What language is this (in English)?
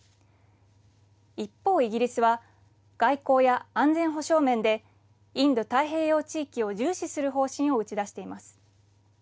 Japanese